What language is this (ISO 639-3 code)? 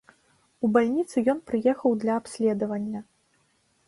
bel